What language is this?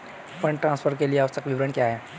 Hindi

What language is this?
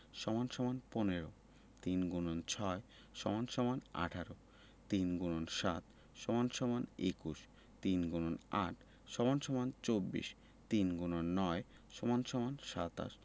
Bangla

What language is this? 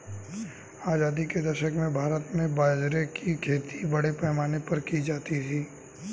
Hindi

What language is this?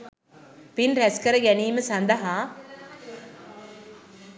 Sinhala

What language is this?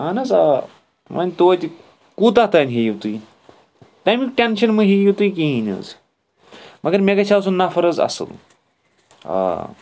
Kashmiri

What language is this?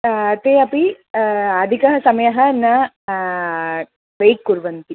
Sanskrit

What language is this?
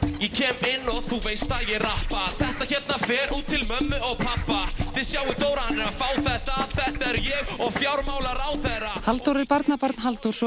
Icelandic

